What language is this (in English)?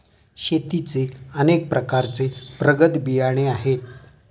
Marathi